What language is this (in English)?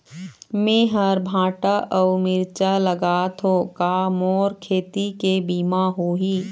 Chhattisgarhi